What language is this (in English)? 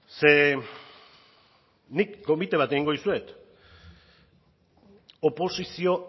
Basque